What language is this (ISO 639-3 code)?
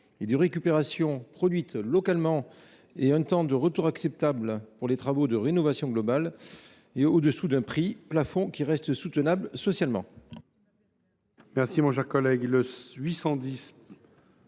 fra